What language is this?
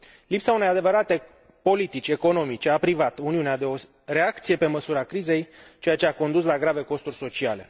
Romanian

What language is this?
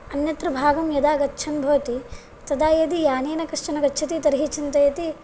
Sanskrit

